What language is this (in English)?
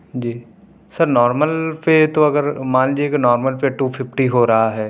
Urdu